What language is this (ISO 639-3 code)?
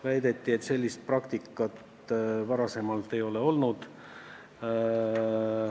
est